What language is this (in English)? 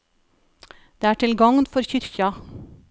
Norwegian